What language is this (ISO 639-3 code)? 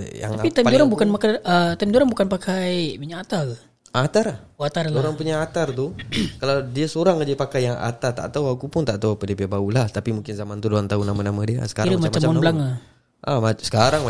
msa